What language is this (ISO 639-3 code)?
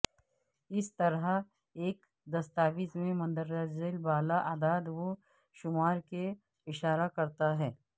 urd